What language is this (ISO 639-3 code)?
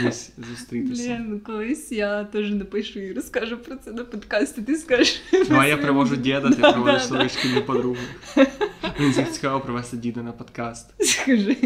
ukr